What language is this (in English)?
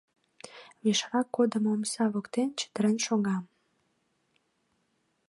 Mari